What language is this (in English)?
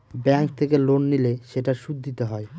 Bangla